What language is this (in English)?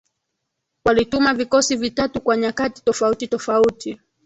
Swahili